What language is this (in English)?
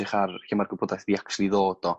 Welsh